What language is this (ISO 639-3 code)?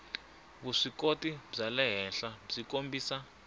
tso